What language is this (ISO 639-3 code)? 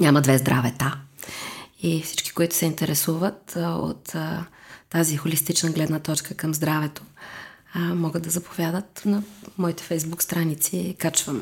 bul